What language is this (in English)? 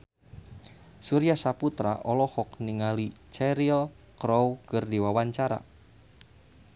Sundanese